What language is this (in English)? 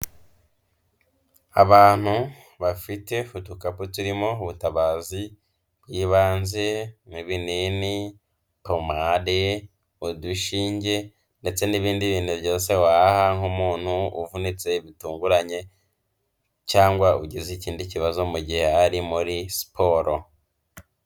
Kinyarwanda